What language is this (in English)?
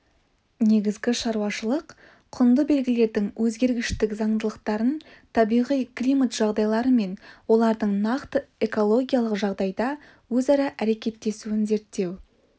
Kazakh